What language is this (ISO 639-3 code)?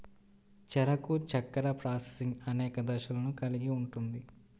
tel